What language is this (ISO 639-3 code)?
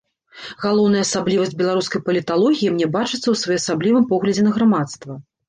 bel